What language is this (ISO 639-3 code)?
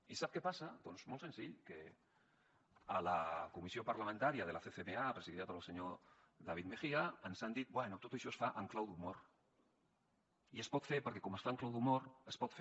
cat